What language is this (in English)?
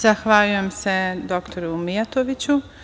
Serbian